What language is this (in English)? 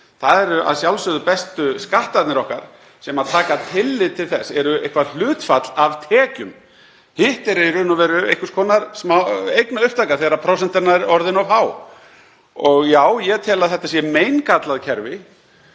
Icelandic